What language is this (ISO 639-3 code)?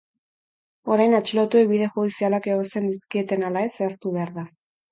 eus